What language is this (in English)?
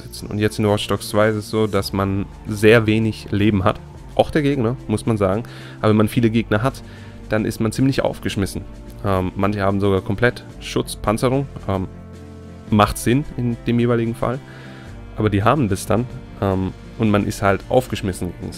German